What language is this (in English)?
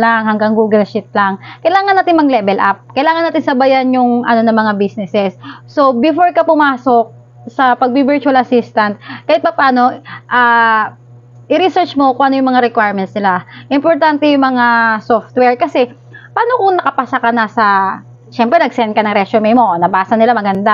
Filipino